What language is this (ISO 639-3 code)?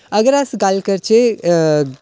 doi